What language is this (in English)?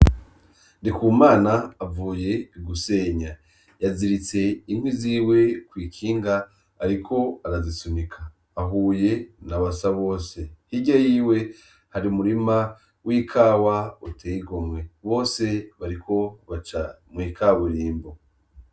Rundi